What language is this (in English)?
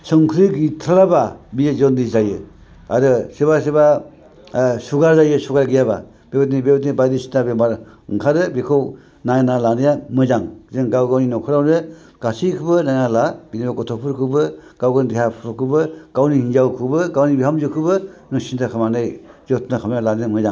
Bodo